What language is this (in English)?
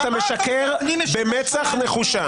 Hebrew